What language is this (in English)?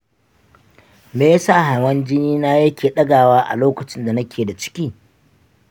Hausa